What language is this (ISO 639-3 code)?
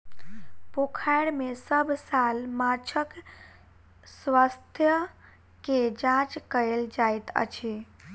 mai